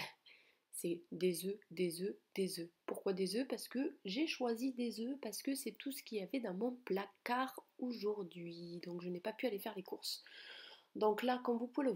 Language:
French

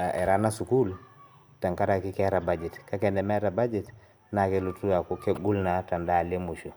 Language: Masai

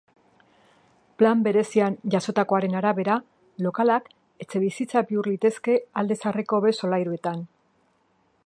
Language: Basque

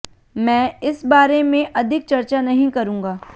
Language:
Hindi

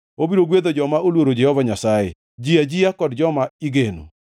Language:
Luo (Kenya and Tanzania)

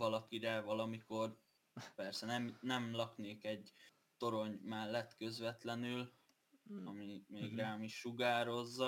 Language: Hungarian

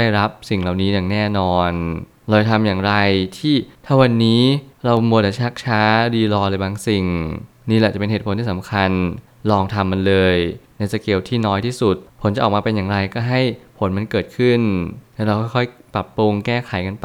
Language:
Thai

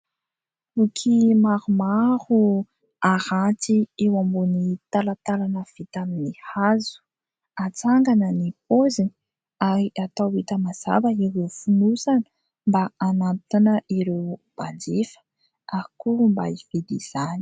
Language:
Malagasy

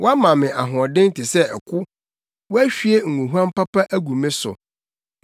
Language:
Akan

